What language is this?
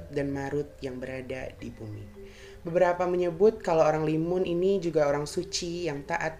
Indonesian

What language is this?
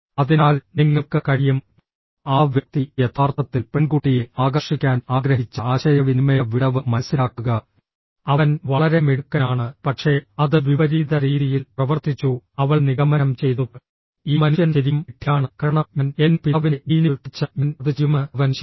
Malayalam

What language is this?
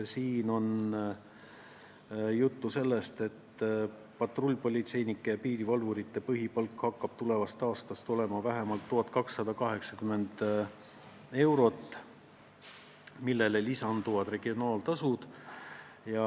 Estonian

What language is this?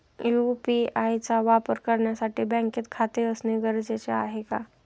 Marathi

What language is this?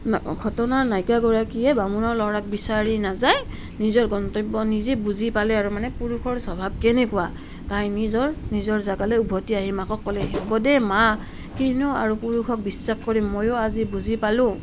Assamese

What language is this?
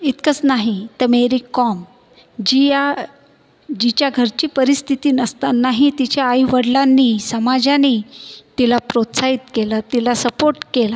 Marathi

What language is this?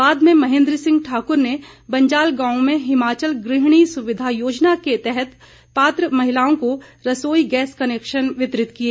Hindi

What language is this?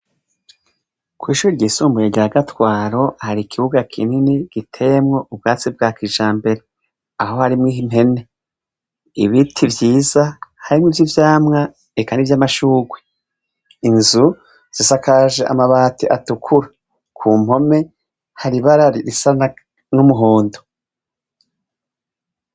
Rundi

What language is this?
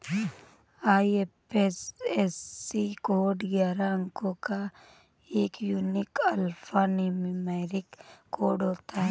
Hindi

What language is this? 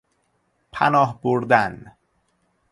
Persian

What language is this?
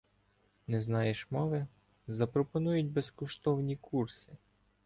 Ukrainian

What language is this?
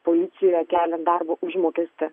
Lithuanian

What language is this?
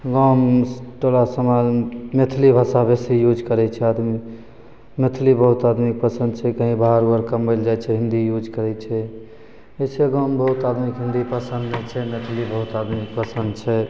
Maithili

